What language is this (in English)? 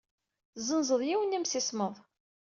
Kabyle